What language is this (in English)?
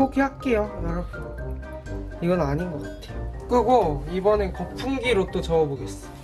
Korean